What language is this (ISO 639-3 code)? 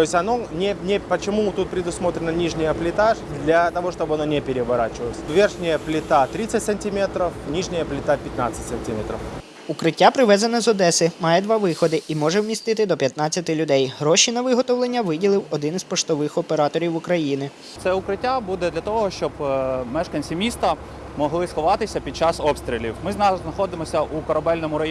ukr